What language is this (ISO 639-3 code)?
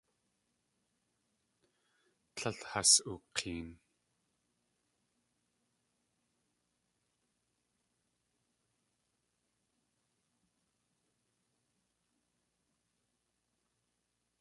tli